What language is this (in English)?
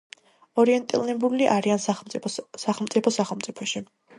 Georgian